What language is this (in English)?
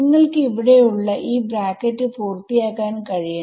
Malayalam